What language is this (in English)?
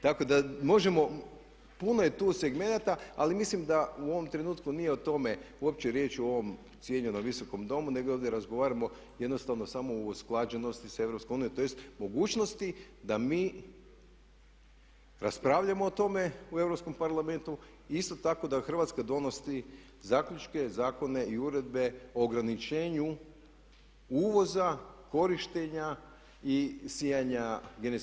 Croatian